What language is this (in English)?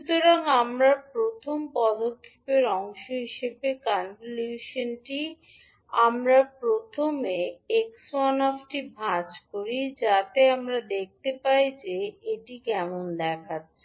Bangla